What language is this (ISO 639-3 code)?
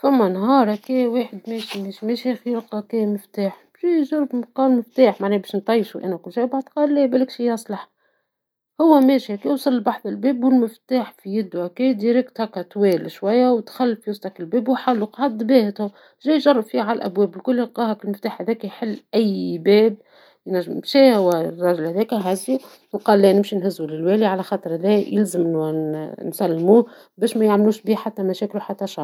aeb